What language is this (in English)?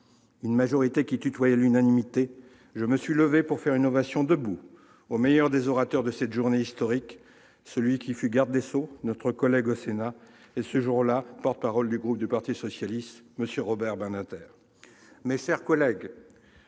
French